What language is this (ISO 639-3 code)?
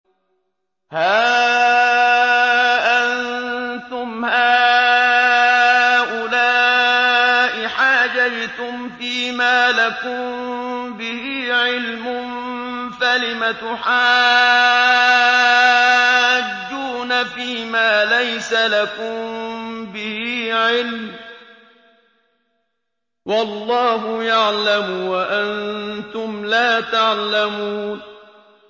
ara